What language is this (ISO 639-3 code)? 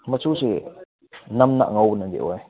mni